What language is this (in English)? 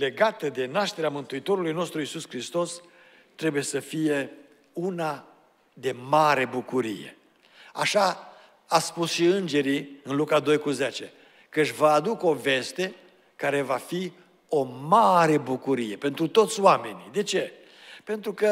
Romanian